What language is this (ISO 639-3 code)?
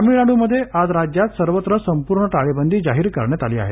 mar